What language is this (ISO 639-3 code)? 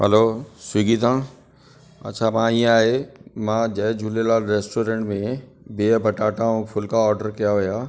snd